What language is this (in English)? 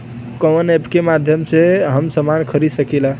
Bhojpuri